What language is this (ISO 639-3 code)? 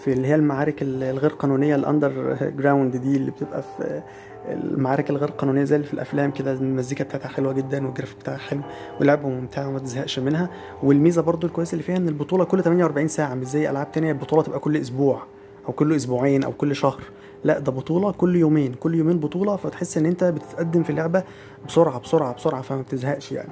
ara